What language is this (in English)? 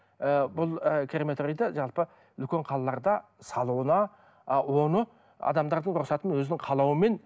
Kazakh